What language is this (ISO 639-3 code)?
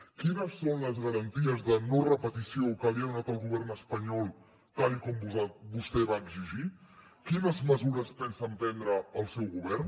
cat